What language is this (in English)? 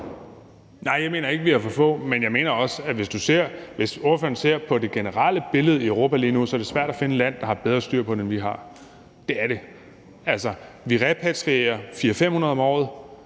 Danish